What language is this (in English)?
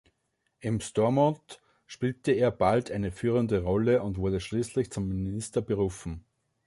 German